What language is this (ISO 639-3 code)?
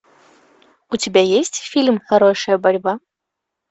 rus